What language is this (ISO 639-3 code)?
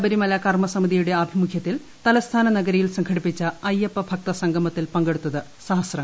mal